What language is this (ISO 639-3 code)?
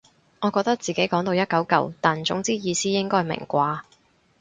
yue